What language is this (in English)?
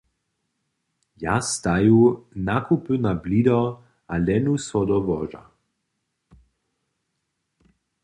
Upper Sorbian